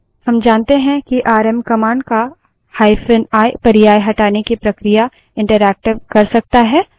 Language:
Hindi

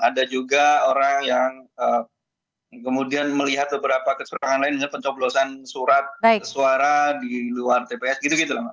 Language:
Indonesian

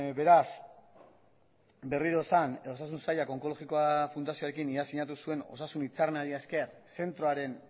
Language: Basque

